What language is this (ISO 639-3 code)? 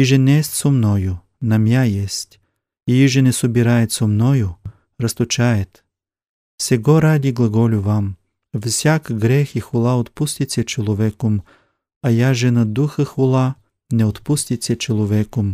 bul